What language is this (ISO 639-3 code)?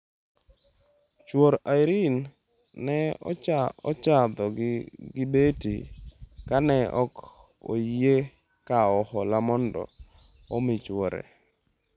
luo